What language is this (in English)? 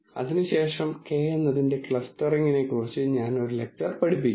Malayalam